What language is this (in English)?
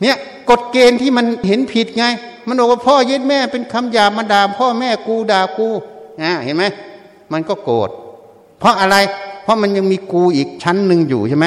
Thai